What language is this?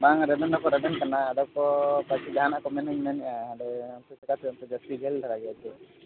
Santali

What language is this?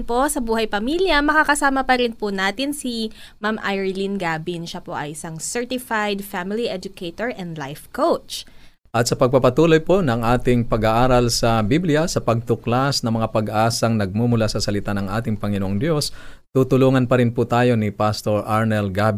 Filipino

